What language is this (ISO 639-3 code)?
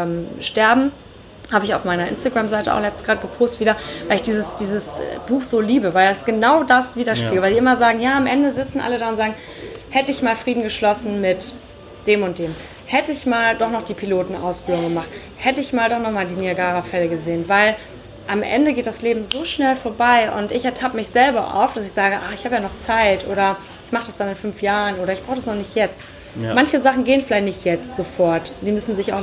deu